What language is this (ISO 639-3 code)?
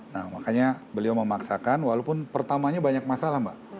ind